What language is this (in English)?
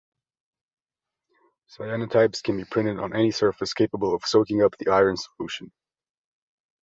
English